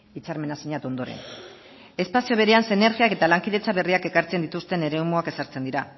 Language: Basque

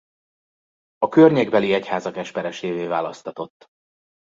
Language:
Hungarian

